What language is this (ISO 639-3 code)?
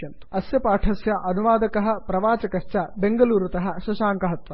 san